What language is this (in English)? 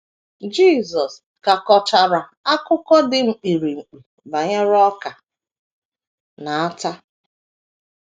Igbo